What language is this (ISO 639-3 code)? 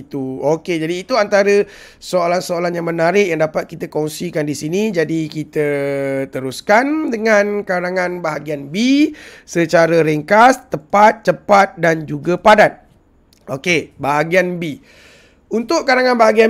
msa